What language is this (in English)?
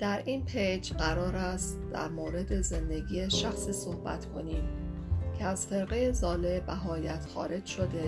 Persian